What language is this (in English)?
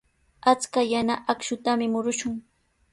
Sihuas Ancash Quechua